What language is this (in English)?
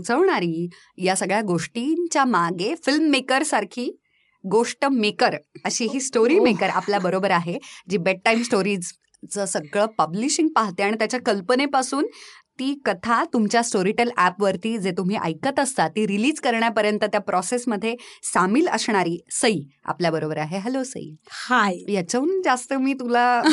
Marathi